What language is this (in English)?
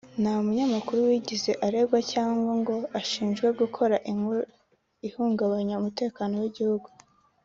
Kinyarwanda